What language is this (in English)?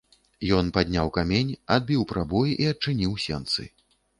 Belarusian